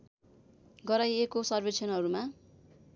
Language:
Nepali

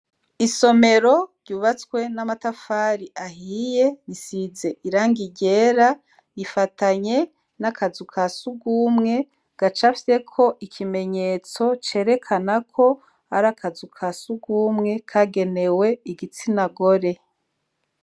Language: Rundi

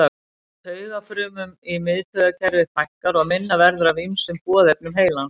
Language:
Icelandic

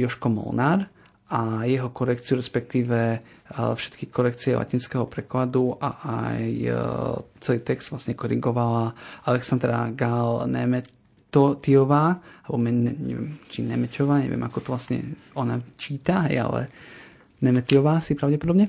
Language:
Slovak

